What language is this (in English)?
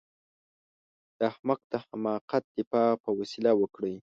Pashto